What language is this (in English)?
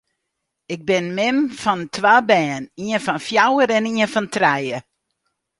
Western Frisian